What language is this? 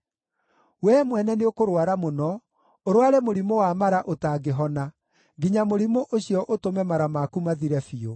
Kikuyu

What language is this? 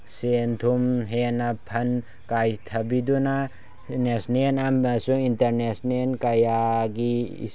Manipuri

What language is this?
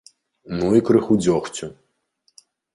Belarusian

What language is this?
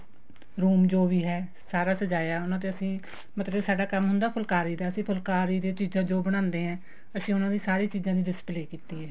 Punjabi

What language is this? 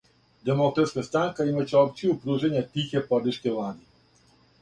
Serbian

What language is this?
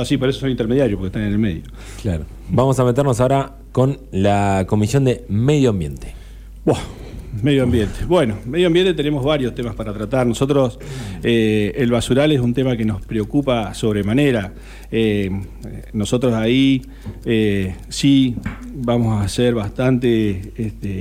Spanish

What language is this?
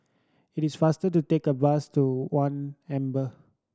English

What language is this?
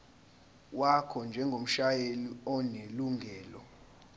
Zulu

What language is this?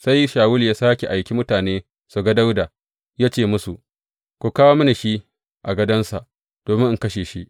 Hausa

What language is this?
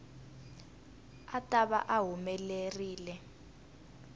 Tsonga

